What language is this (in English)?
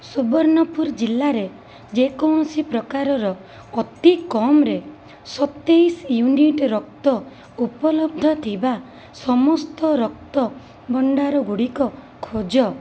Odia